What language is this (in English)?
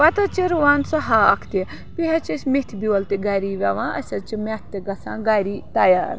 Kashmiri